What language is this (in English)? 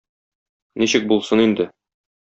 Tatar